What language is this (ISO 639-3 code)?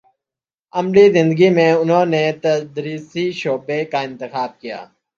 urd